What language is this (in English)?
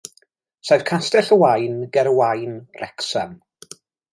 Welsh